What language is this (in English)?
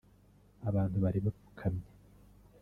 Kinyarwanda